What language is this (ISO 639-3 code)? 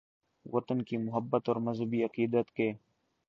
urd